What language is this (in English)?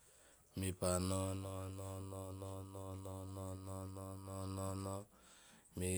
Teop